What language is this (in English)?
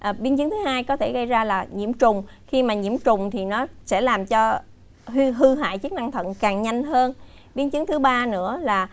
Vietnamese